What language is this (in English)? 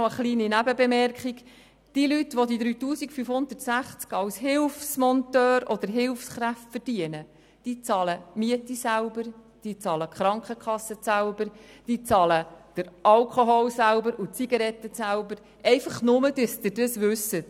Swiss German